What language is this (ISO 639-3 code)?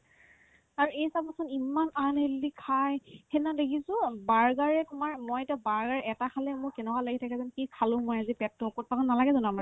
asm